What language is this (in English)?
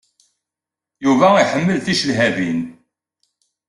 Kabyle